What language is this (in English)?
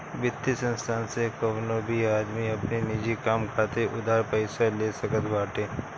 Bhojpuri